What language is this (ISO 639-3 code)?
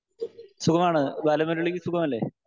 mal